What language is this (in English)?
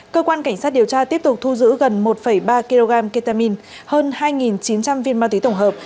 Vietnamese